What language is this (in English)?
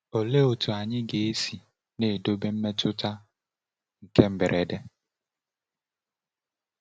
Igbo